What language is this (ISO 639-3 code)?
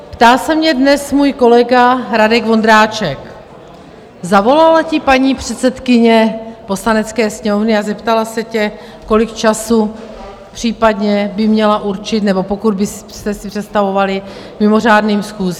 ces